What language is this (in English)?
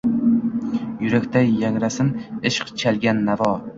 Uzbek